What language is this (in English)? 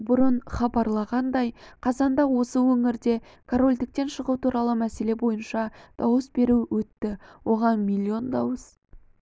Kazakh